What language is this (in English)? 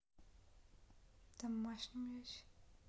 Russian